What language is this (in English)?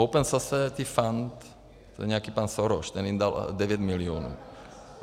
Czech